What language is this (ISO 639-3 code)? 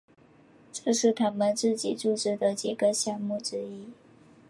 zho